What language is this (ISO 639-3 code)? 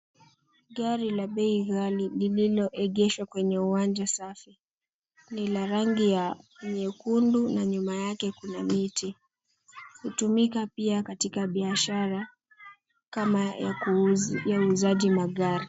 swa